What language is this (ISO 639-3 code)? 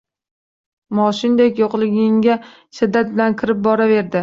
uzb